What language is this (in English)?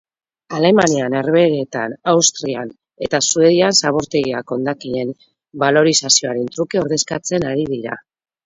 Basque